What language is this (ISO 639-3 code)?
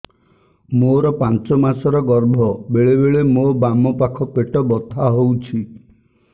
ori